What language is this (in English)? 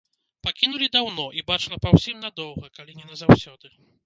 Belarusian